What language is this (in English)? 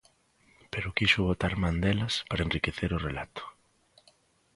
Galician